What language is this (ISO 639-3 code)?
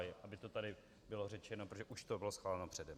ces